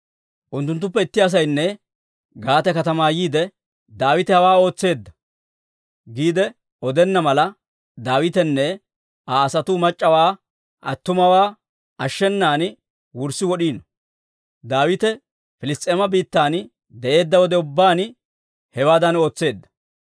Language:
Dawro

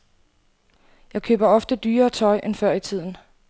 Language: Danish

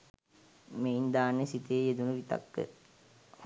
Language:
Sinhala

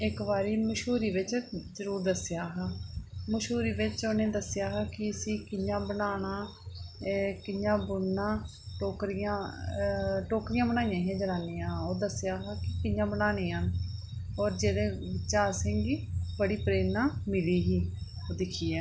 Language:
Dogri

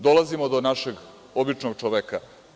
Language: Serbian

